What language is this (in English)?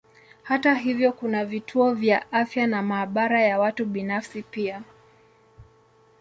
Swahili